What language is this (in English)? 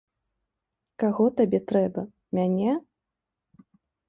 Belarusian